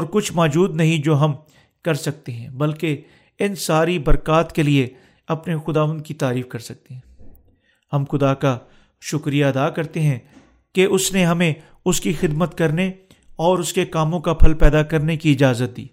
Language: Urdu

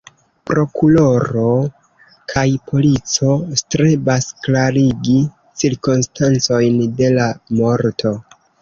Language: Esperanto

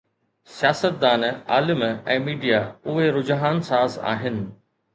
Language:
Sindhi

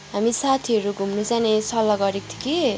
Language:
Nepali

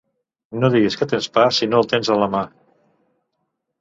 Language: Catalan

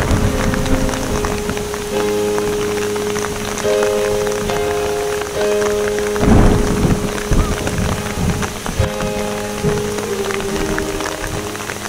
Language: Filipino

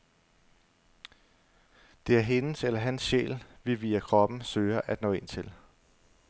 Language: Danish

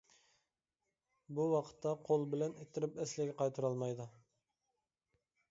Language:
Uyghur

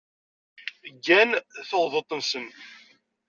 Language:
Kabyle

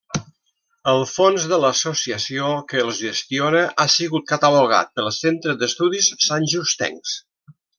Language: Catalan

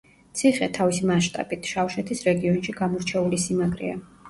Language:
Georgian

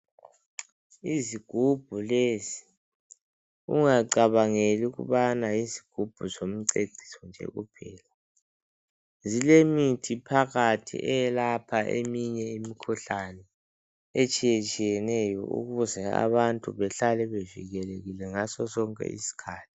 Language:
North Ndebele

